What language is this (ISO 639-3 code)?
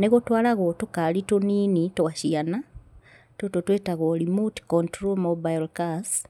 kik